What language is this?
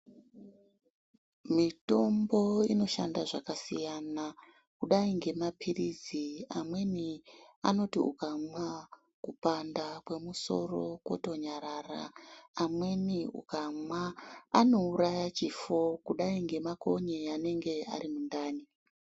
Ndau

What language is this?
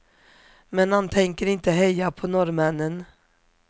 Swedish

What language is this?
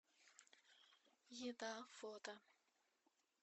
Russian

